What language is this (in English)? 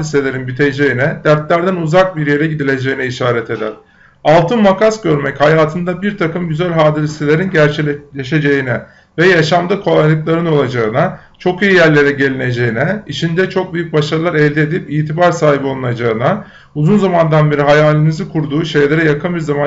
Turkish